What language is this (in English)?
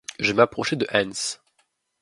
French